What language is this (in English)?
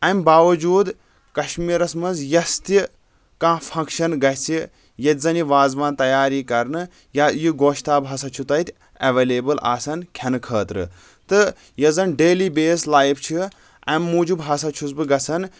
Kashmiri